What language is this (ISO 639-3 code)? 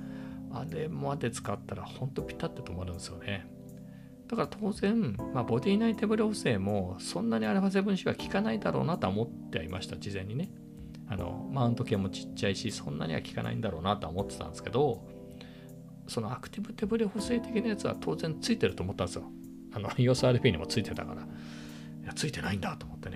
jpn